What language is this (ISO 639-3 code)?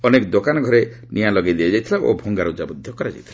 ori